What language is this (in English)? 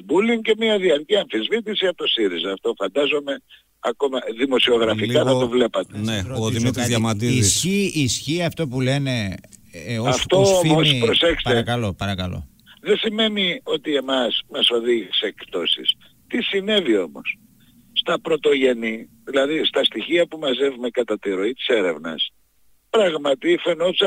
Greek